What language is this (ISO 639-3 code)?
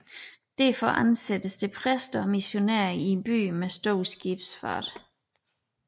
dan